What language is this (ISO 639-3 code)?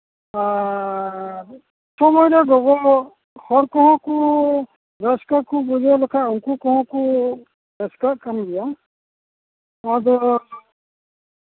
sat